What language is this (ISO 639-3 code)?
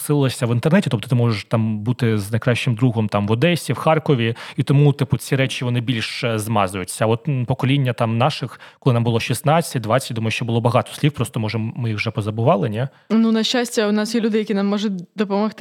ukr